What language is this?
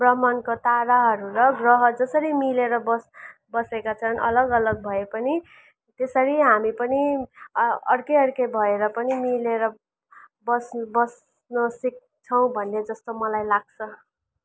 Nepali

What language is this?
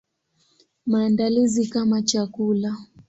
Swahili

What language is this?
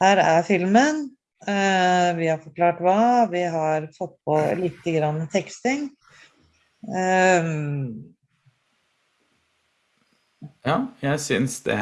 Norwegian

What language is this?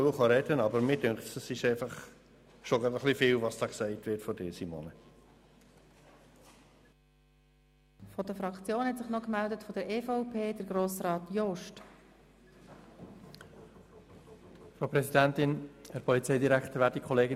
Swiss German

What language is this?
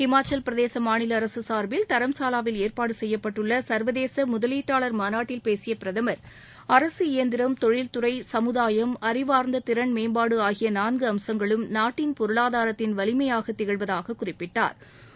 Tamil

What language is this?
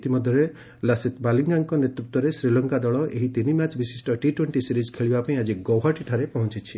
Odia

